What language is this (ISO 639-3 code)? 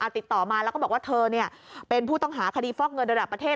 tha